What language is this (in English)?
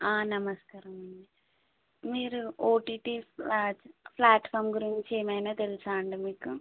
Telugu